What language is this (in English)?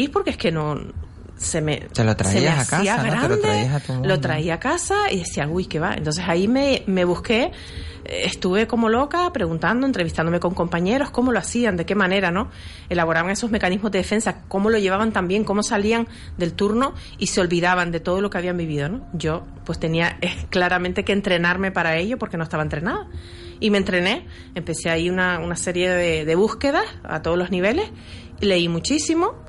Spanish